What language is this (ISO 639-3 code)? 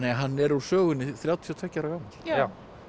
isl